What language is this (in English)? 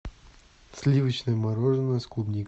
Russian